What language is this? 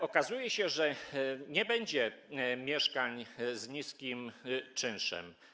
Polish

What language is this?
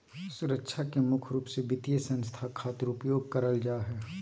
Magahi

